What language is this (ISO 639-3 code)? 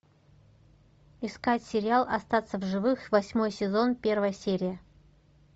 rus